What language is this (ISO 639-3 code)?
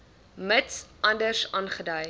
afr